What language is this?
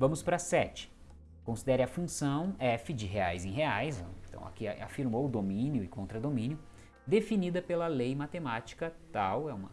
Portuguese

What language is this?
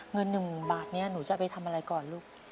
Thai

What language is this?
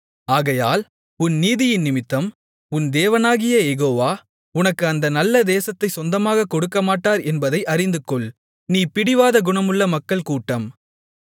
Tamil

